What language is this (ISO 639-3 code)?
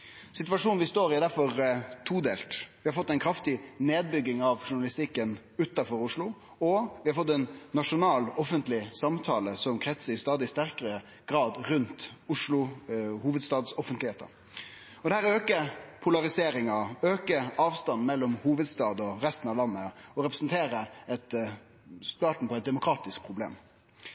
nno